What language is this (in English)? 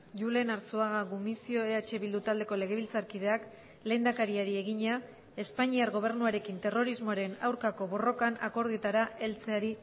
Basque